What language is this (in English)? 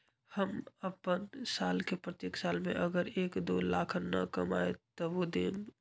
Magahi